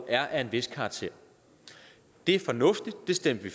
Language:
Danish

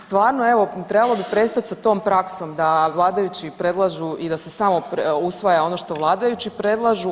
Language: Croatian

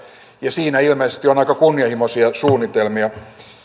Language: Finnish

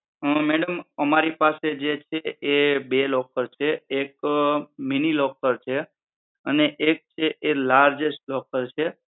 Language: Gujarati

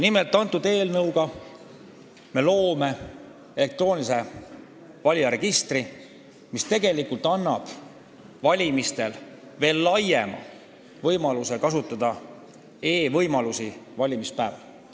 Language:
Estonian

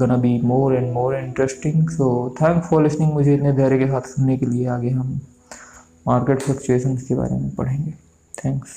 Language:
Hindi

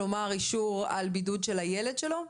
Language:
Hebrew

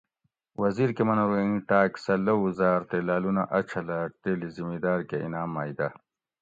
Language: Gawri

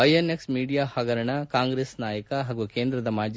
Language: Kannada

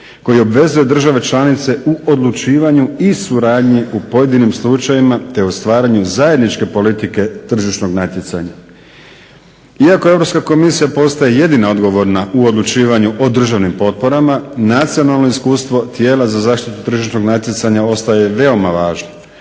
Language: Croatian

